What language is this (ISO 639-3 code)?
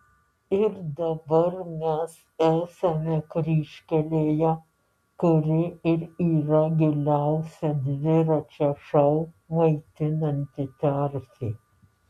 lit